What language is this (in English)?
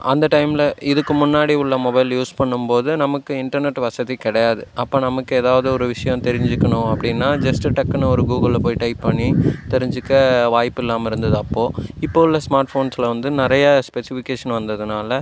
Tamil